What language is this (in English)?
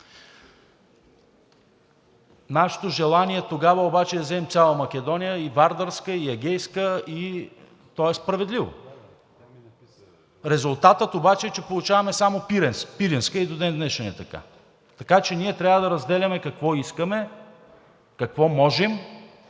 Bulgarian